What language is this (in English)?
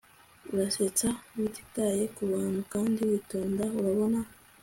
Kinyarwanda